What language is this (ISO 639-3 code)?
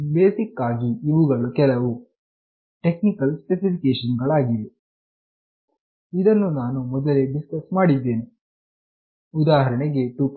kan